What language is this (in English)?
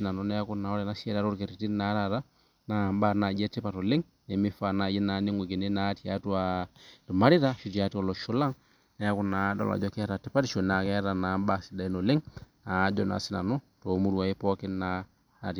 Masai